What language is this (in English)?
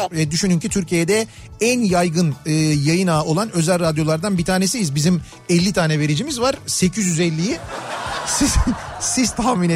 Turkish